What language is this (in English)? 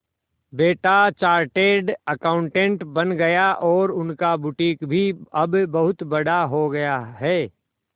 Hindi